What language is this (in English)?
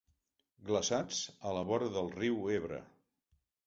Catalan